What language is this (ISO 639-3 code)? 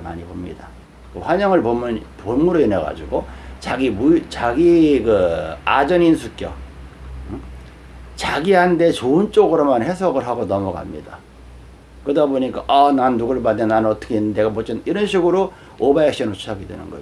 kor